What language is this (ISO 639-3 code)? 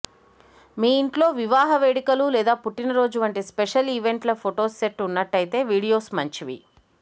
tel